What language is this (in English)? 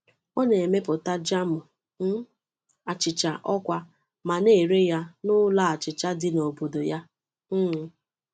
Igbo